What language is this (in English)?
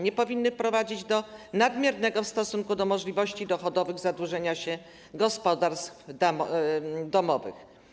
Polish